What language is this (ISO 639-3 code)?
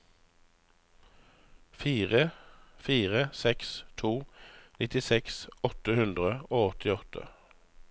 nor